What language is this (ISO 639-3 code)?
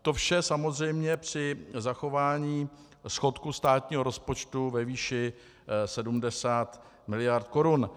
ces